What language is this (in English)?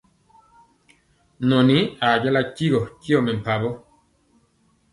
Mpiemo